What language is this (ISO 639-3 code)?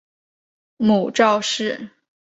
zho